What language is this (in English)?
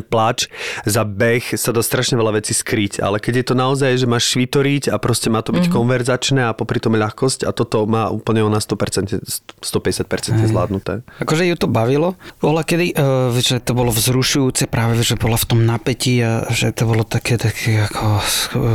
Slovak